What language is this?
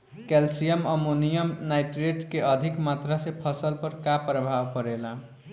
Bhojpuri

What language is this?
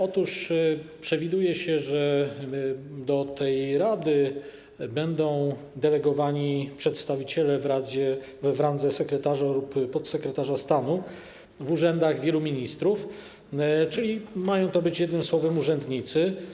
Polish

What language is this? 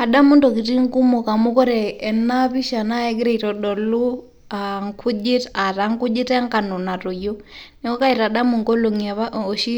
Masai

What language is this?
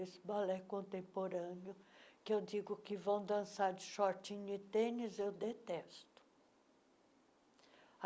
Portuguese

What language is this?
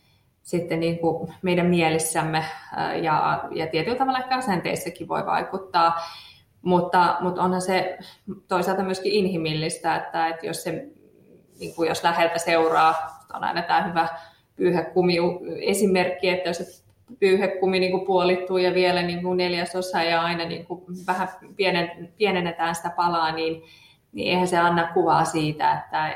Finnish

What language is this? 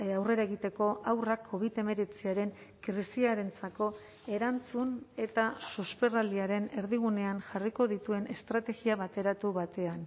Basque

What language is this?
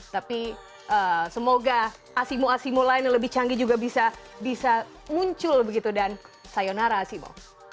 Indonesian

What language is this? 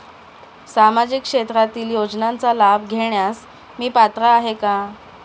Marathi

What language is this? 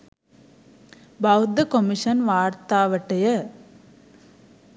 Sinhala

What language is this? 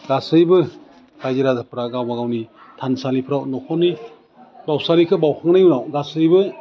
Bodo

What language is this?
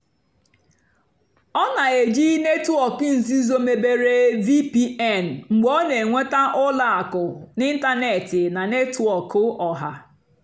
Igbo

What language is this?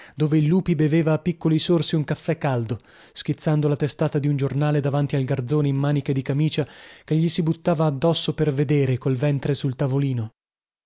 Italian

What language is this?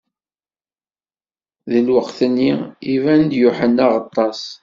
Kabyle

